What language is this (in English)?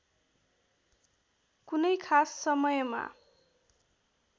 Nepali